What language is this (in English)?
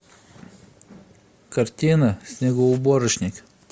Russian